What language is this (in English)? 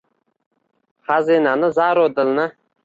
Uzbek